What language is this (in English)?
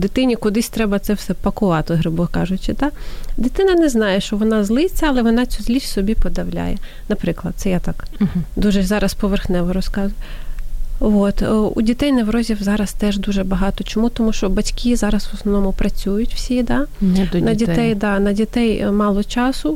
Ukrainian